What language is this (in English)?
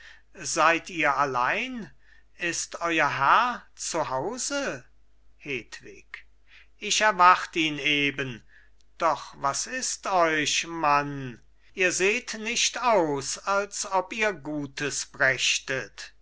German